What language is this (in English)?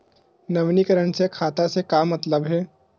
Chhattisgarhi